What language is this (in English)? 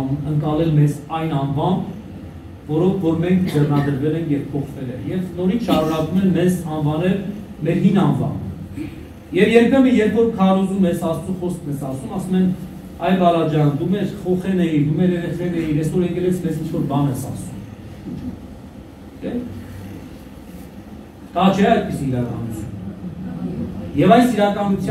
Romanian